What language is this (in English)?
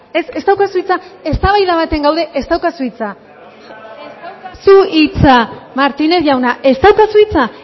Basque